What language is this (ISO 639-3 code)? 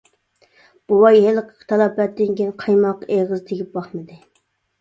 uig